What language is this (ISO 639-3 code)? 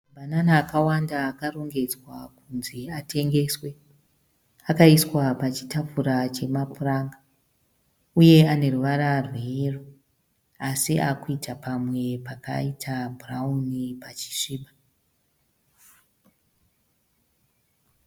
sna